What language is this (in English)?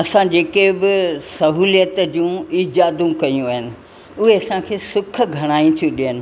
Sindhi